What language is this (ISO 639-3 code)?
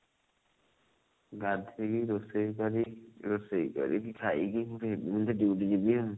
ori